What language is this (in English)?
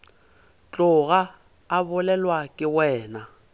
Northern Sotho